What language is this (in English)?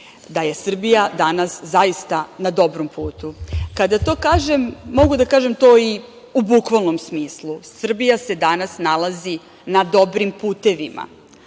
Serbian